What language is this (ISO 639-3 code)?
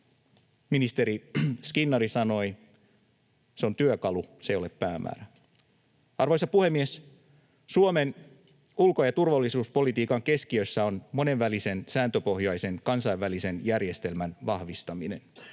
fin